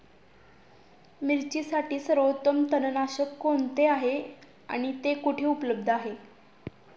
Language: Marathi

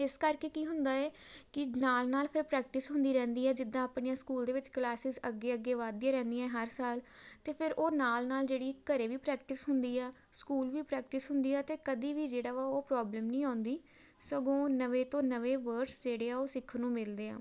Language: Punjabi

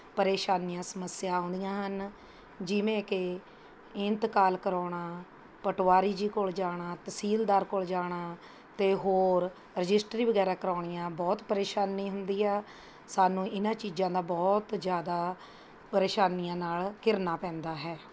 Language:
Punjabi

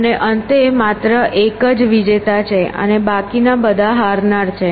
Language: Gujarati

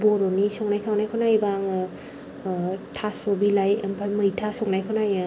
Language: Bodo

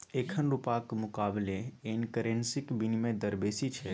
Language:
Maithili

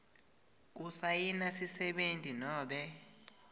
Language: Swati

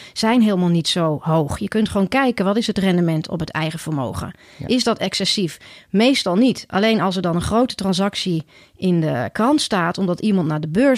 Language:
Dutch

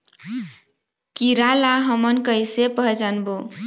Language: Chhattisgarhi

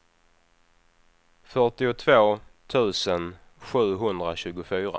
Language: Swedish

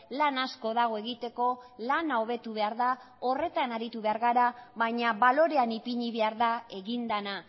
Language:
Basque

